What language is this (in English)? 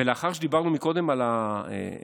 Hebrew